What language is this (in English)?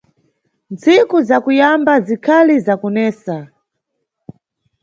Nyungwe